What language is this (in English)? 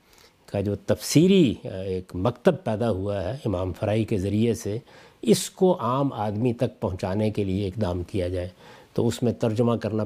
Urdu